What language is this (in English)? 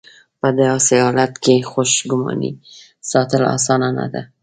Pashto